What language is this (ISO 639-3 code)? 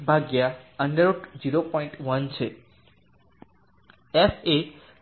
guj